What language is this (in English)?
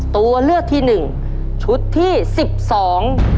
Thai